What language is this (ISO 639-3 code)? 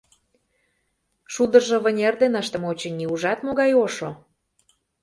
chm